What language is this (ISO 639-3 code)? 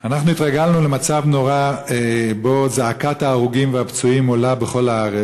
heb